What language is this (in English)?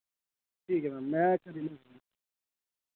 Dogri